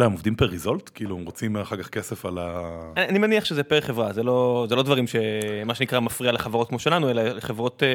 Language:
Hebrew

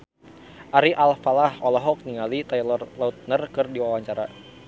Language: Sundanese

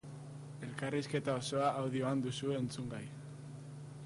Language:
Basque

